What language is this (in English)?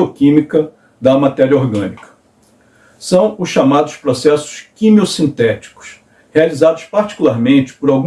Portuguese